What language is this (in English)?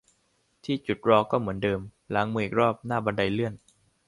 Thai